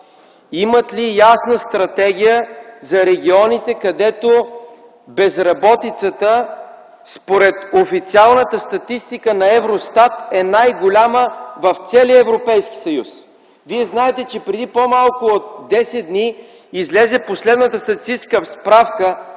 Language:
Bulgarian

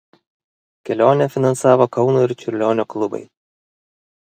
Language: Lithuanian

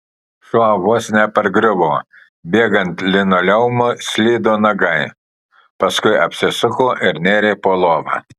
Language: Lithuanian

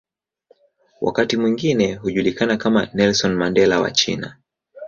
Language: Swahili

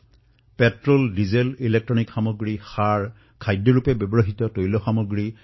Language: Assamese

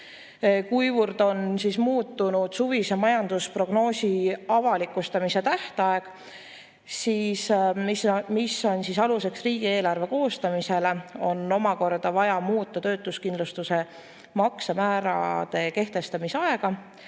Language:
Estonian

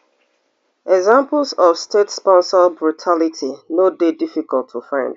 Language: Nigerian Pidgin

